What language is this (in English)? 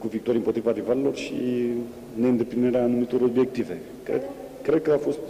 Romanian